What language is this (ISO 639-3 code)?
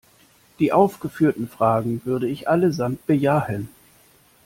deu